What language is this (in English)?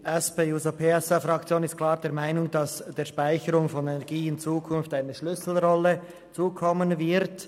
Swiss German